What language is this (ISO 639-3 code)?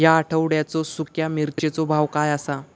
mar